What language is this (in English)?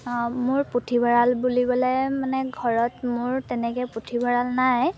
Assamese